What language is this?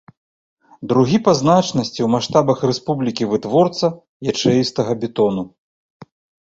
Belarusian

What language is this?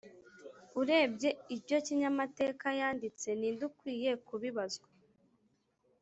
Kinyarwanda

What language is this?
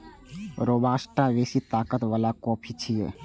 Maithili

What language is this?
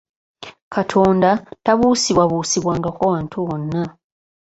Ganda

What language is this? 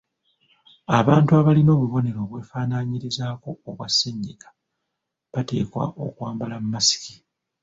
Ganda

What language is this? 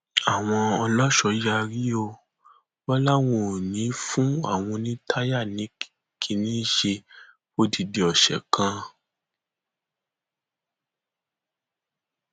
Yoruba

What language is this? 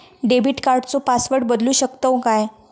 Marathi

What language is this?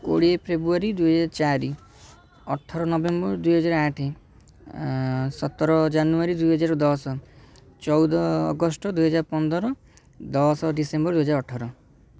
Odia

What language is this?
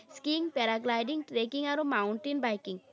Assamese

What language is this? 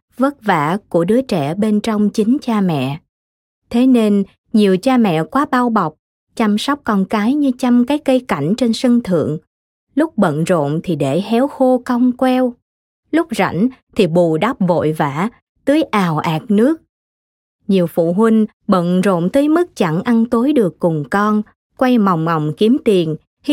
Vietnamese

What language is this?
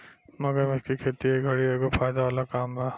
Bhojpuri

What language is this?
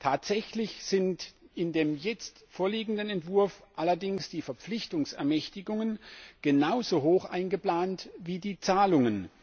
German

